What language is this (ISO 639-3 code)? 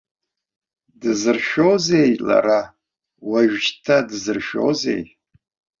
abk